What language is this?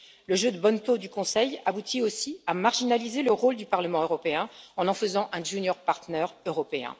French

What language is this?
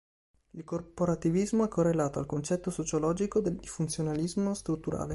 Italian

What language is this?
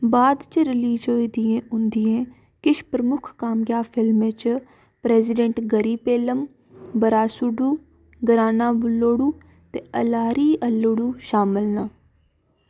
Dogri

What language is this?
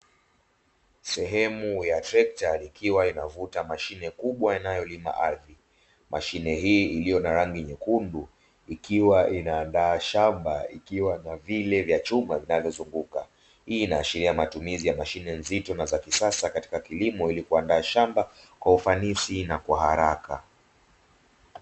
Swahili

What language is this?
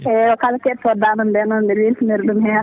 Fula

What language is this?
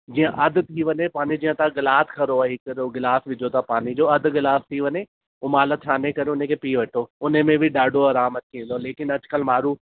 Sindhi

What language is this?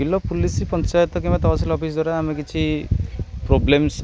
Odia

